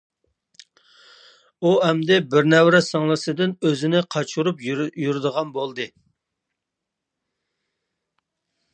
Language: Uyghur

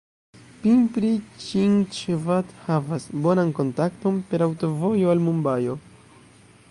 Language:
Esperanto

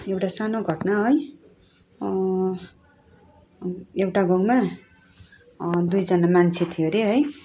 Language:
Nepali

